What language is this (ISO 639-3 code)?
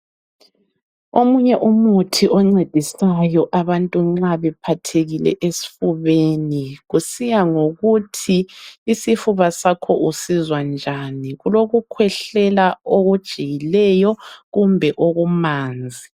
nde